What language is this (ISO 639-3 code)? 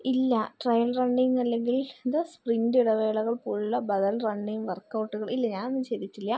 mal